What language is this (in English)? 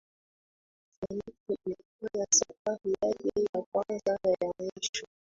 Swahili